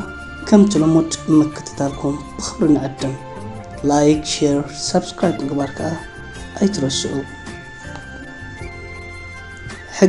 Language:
Arabic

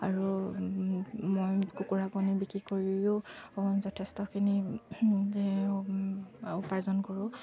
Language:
Assamese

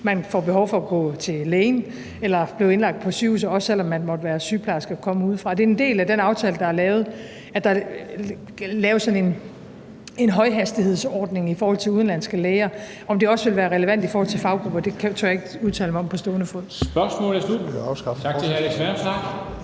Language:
Danish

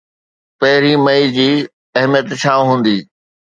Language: Sindhi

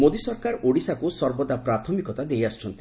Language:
Odia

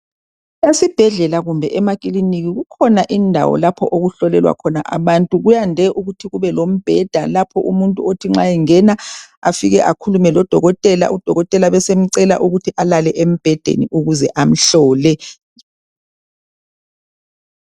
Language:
North Ndebele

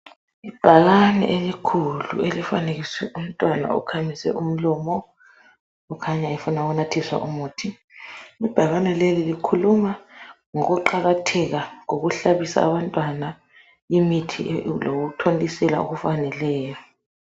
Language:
North Ndebele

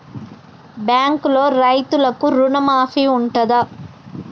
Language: Telugu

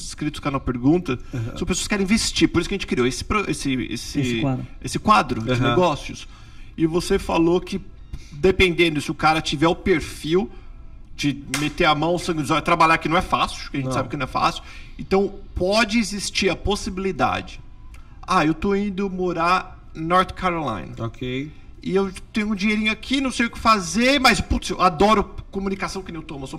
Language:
Portuguese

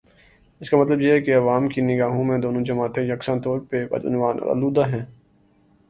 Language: Urdu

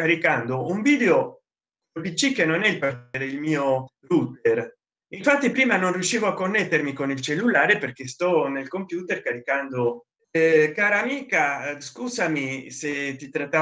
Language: Italian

